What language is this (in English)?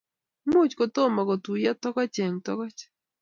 Kalenjin